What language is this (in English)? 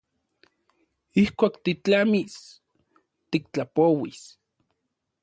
Central Puebla Nahuatl